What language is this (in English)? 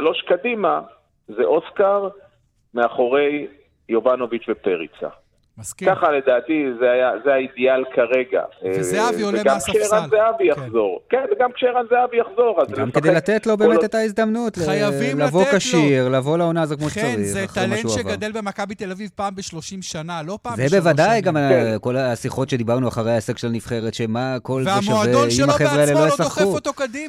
Hebrew